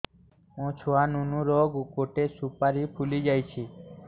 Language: Odia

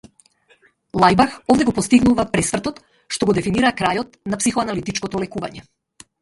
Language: Macedonian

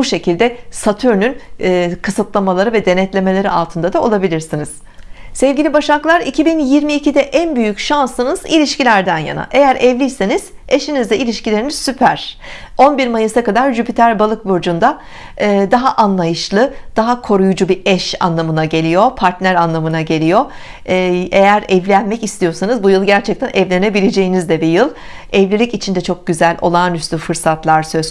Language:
Turkish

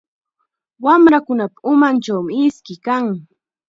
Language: Chiquián Ancash Quechua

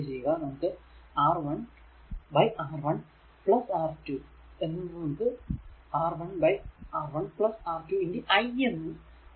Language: Malayalam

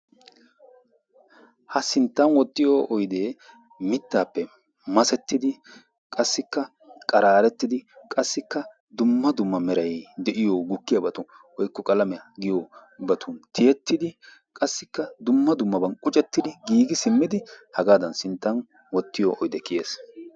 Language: Wolaytta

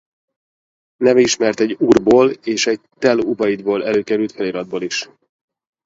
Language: Hungarian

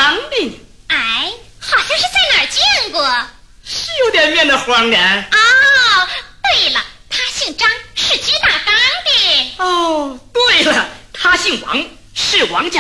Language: Chinese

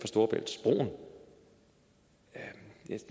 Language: Danish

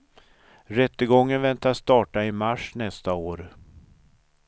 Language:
Swedish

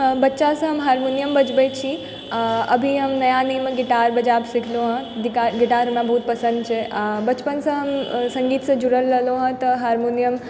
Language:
Maithili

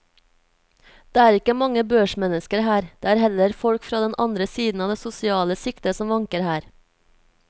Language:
Norwegian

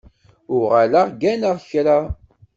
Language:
Kabyle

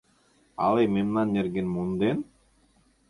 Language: Mari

